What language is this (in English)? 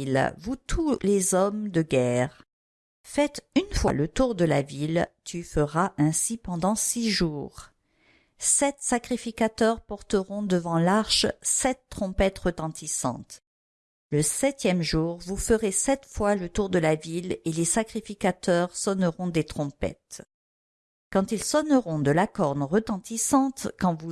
French